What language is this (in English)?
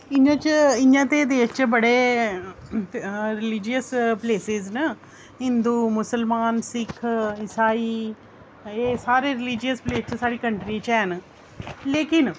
Dogri